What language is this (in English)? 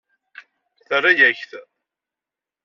Kabyle